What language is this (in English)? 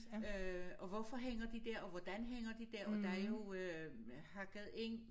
Danish